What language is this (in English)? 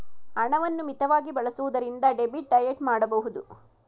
Kannada